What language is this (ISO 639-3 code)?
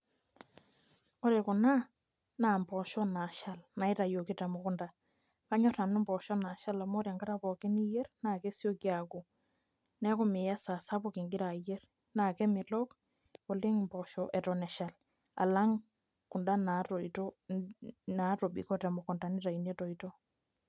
mas